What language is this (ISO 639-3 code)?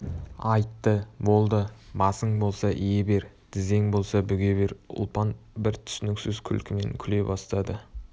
kaz